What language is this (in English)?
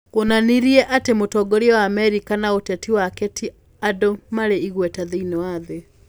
Kikuyu